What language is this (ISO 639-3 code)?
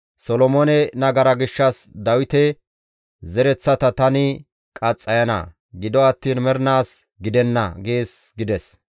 gmv